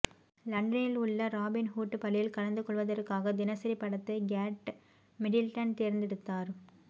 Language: Tamil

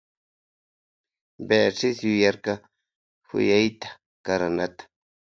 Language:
Loja Highland Quichua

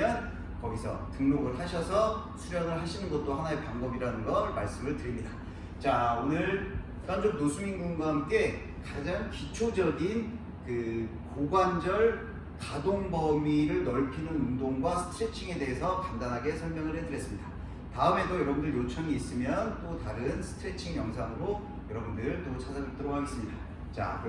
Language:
Korean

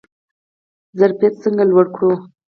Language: Pashto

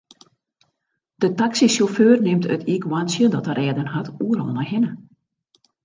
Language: Western Frisian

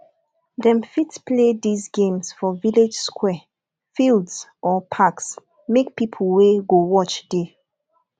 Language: Nigerian Pidgin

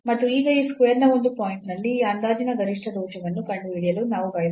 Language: Kannada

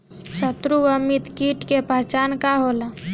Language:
Bhojpuri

